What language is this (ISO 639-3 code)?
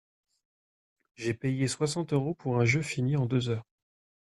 fra